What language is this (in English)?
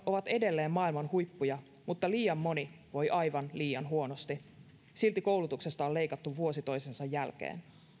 Finnish